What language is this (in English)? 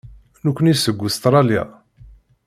Kabyle